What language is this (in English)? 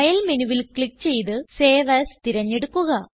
Malayalam